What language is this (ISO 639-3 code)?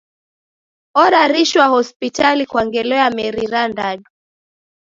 dav